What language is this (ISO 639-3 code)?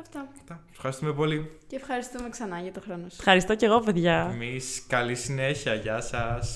ell